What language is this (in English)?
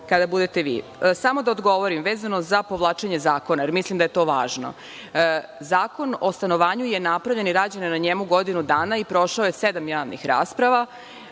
Serbian